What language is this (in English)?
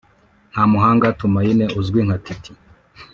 Kinyarwanda